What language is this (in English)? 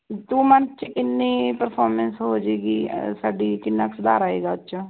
Punjabi